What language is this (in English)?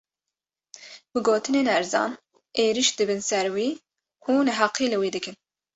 Kurdish